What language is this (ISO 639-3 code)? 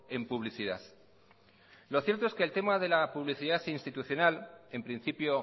spa